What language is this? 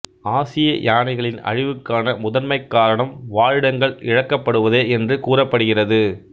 Tamil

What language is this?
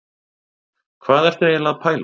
Icelandic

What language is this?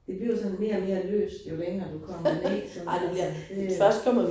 Danish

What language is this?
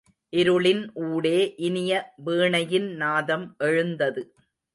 Tamil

